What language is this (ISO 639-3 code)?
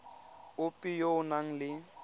tsn